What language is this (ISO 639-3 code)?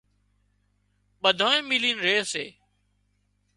kxp